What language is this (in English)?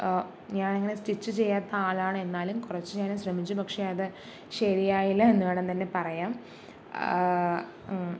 Malayalam